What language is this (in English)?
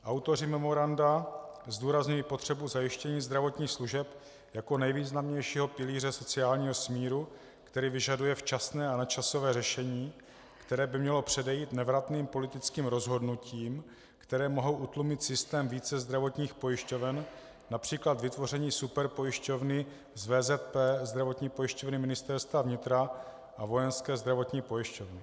Czech